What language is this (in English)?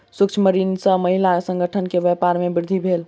Maithili